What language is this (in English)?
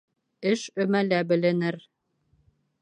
Bashkir